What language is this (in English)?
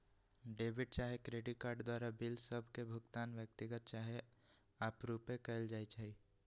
Magahi